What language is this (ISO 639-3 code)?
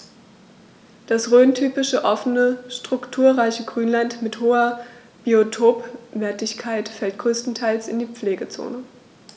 deu